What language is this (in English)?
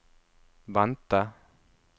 Norwegian